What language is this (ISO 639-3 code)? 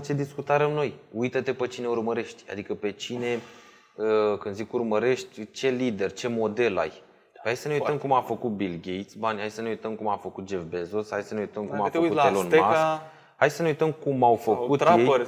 ron